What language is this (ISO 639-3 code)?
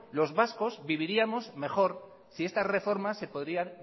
spa